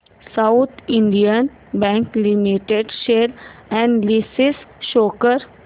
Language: Marathi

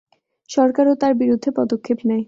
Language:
Bangla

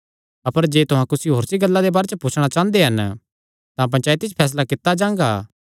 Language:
Kangri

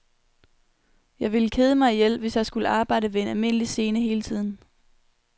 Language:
Danish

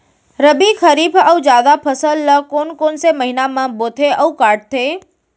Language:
Chhattisgarhi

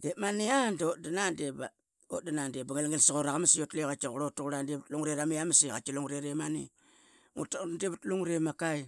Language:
Qaqet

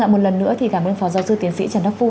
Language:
Vietnamese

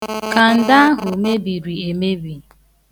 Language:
Igbo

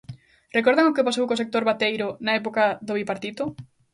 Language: Galician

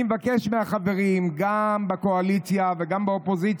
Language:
Hebrew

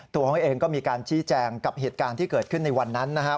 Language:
Thai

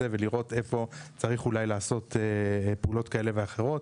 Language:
Hebrew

